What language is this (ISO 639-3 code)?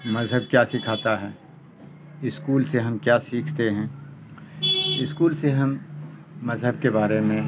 urd